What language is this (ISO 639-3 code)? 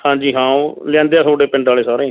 pan